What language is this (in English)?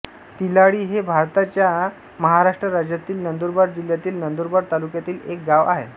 Marathi